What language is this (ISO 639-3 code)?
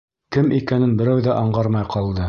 bak